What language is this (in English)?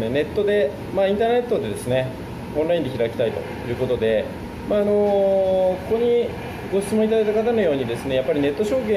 Japanese